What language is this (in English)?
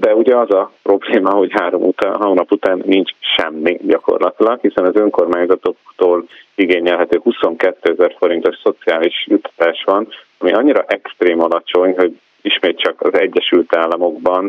Hungarian